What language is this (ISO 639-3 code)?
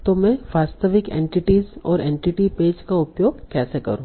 hin